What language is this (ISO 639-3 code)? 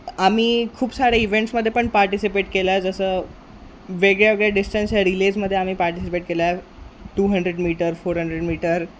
mar